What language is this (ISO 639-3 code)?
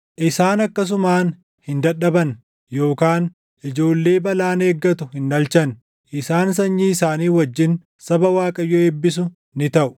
orm